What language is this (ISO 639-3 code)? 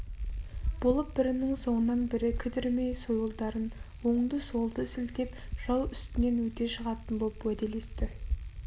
kaz